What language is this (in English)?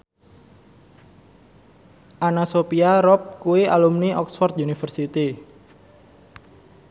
Javanese